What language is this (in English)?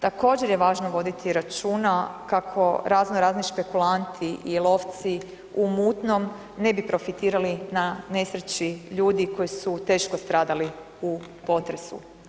Croatian